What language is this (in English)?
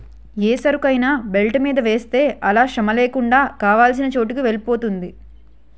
Telugu